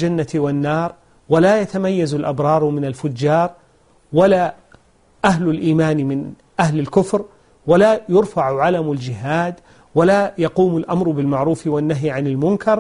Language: Arabic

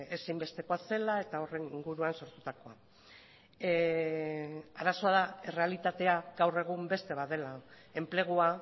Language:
Basque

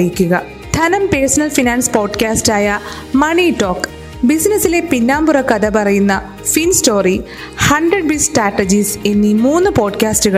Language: Malayalam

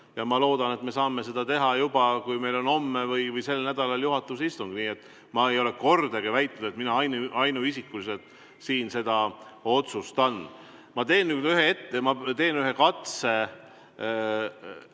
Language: Estonian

